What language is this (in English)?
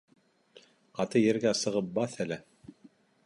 Bashkir